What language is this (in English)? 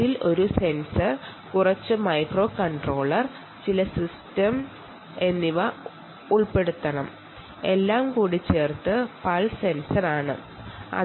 Malayalam